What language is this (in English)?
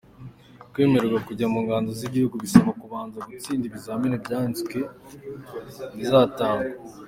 Kinyarwanda